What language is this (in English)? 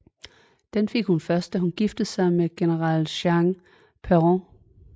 Danish